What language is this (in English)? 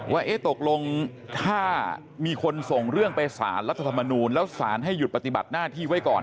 Thai